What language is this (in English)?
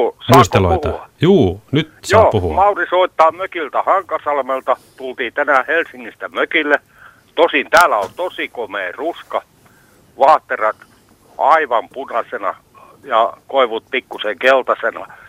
Finnish